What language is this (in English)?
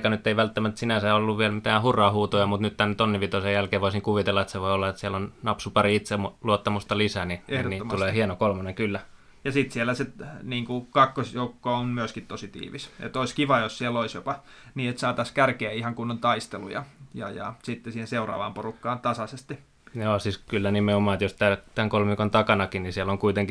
Finnish